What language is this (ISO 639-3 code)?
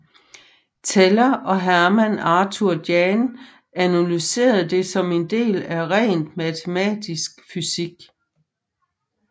dan